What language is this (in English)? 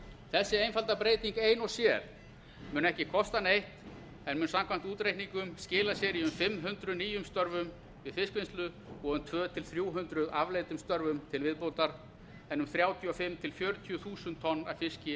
Icelandic